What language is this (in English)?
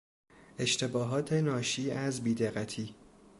Persian